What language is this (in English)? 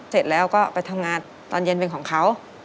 Thai